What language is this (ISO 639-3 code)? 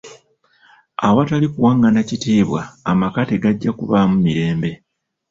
lug